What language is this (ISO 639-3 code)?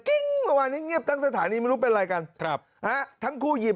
tha